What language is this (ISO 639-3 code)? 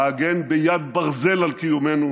heb